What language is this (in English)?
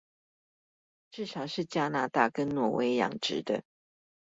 Chinese